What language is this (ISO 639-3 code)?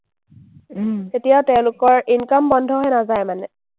asm